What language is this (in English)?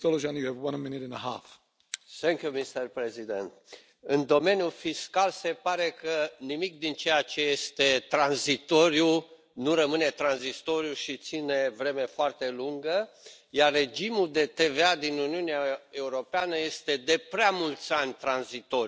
Romanian